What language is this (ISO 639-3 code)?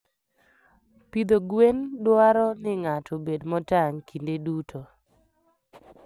luo